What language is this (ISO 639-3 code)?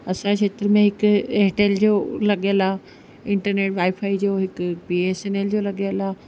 snd